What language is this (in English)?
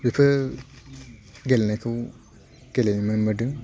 Bodo